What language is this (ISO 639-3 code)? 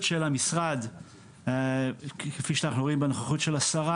heb